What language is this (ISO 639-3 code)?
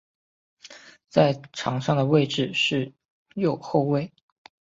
zho